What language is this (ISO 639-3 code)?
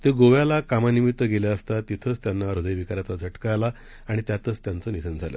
mar